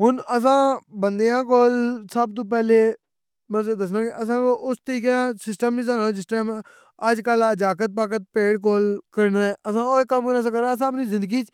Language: Pahari-Potwari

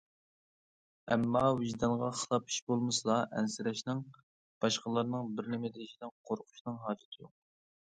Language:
Uyghur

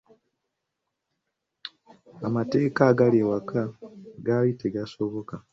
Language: Ganda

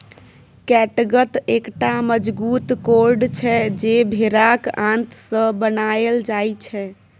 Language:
Maithili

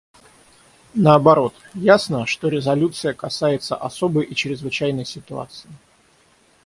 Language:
Russian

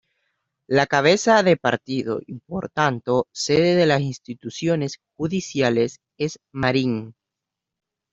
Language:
Spanish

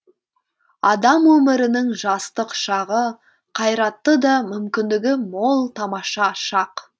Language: Kazakh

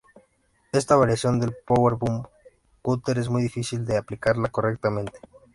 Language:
Spanish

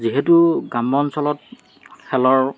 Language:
Assamese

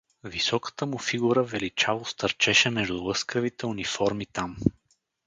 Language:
Bulgarian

